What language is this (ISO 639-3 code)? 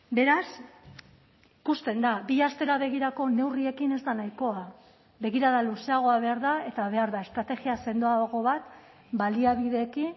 eus